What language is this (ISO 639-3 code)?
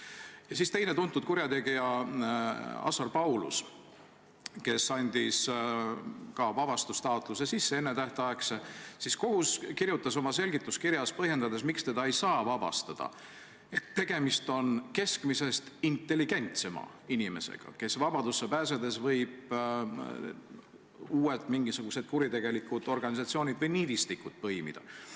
est